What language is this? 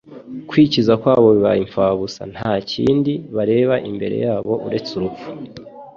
Kinyarwanda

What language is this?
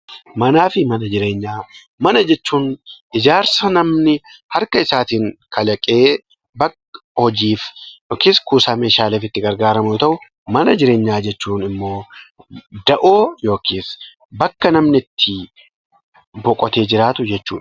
Oromo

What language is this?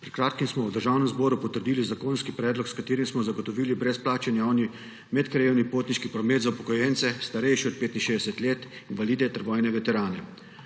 Slovenian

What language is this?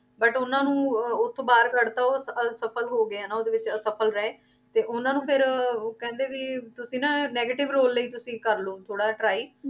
Punjabi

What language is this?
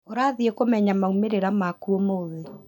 Kikuyu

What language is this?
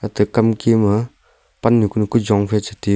Wancho Naga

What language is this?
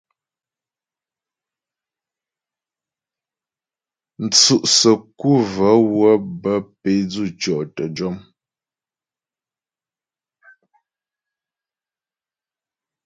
Ghomala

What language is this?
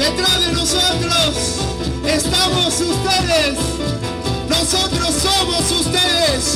Romanian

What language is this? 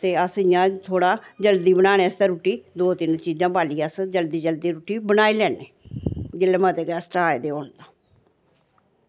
Dogri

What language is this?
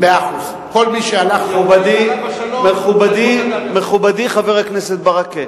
Hebrew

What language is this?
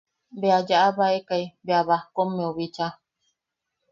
Yaqui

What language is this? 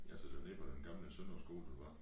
Danish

